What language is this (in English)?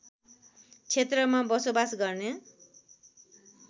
Nepali